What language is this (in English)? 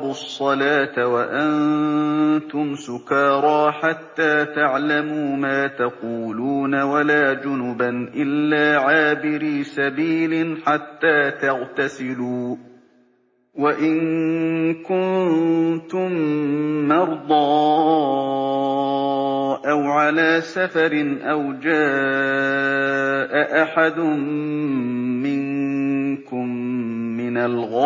Arabic